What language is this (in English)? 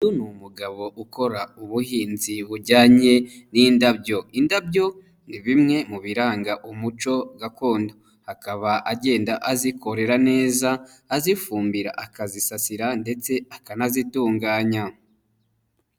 Kinyarwanda